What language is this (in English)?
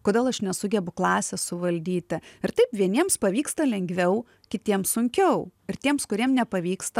Lithuanian